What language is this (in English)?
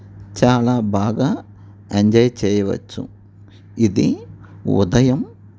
Telugu